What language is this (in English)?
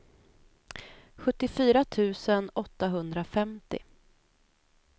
Swedish